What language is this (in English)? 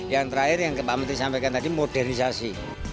Indonesian